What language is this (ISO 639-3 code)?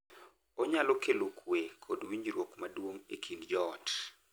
luo